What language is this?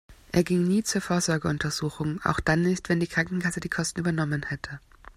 German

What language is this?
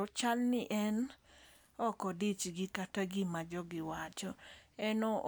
Luo (Kenya and Tanzania)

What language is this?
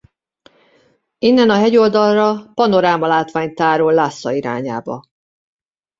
Hungarian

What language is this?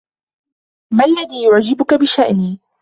Arabic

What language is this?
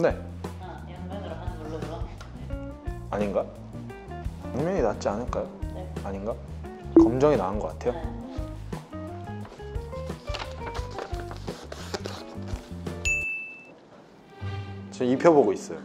Korean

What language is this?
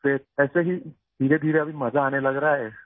Urdu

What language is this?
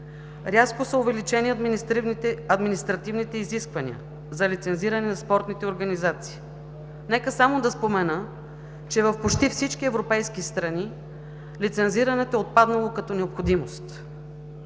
Bulgarian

